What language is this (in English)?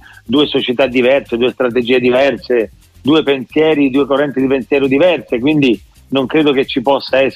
Italian